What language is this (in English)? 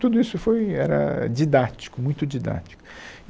Portuguese